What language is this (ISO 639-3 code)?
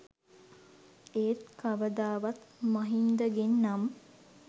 sin